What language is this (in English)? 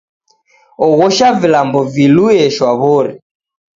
Taita